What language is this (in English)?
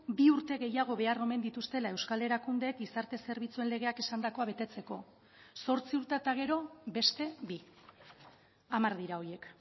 Basque